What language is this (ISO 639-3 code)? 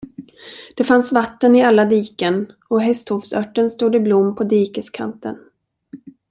swe